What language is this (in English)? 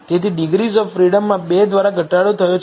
Gujarati